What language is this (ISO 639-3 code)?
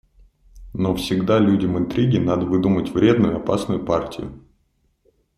rus